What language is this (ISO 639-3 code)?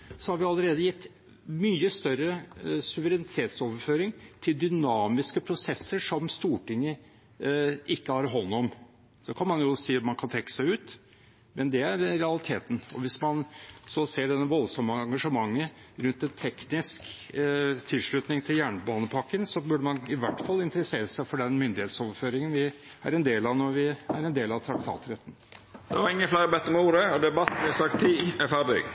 nor